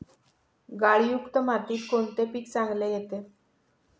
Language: Marathi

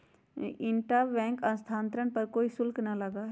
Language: Magahi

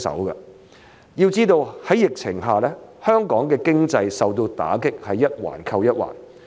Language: Cantonese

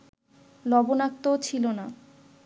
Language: Bangla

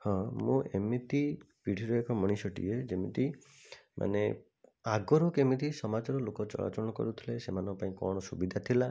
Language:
Odia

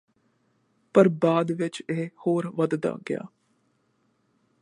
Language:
Punjabi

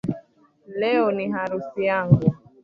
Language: Swahili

